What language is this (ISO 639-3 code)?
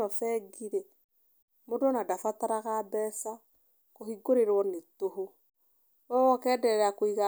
kik